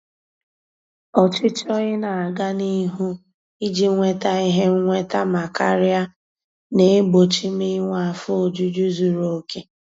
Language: Igbo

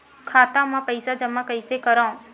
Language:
Chhattisgarhi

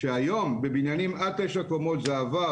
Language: Hebrew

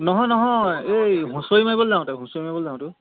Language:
Assamese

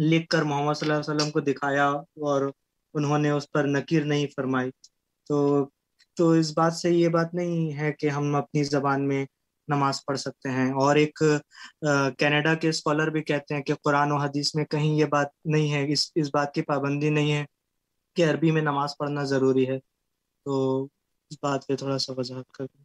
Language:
Urdu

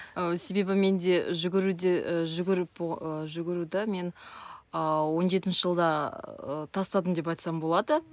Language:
Kazakh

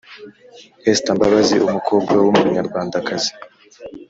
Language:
Kinyarwanda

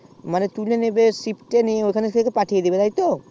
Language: Bangla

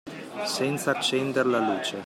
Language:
Italian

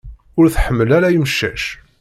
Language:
Kabyle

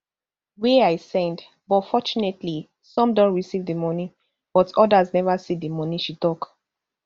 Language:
Nigerian Pidgin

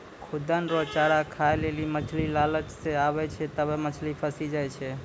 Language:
Maithili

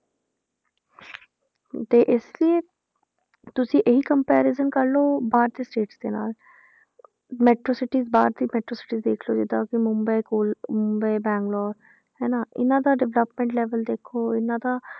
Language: Punjabi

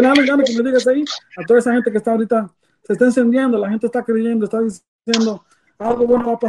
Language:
Spanish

